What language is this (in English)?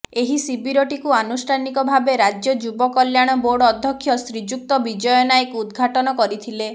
Odia